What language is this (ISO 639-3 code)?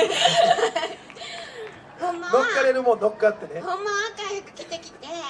jpn